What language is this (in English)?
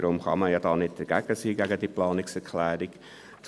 Swiss German